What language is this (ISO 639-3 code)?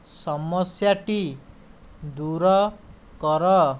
ori